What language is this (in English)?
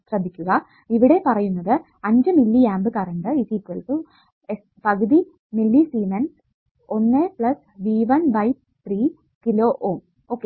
Malayalam